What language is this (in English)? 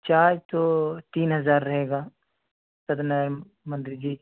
Urdu